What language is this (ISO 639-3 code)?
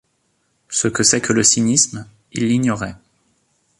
fra